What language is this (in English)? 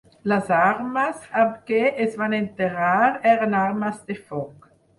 Catalan